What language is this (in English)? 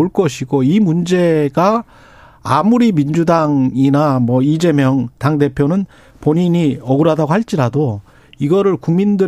Korean